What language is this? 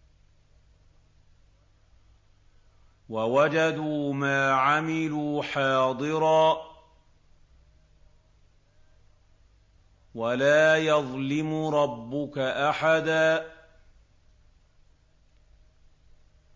Arabic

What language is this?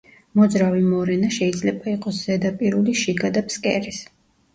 Georgian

